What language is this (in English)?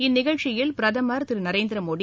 Tamil